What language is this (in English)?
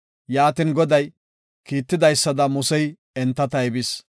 Gofa